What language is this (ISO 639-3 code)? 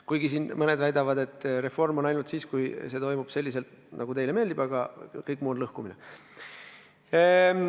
est